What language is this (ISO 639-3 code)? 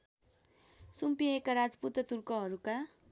nep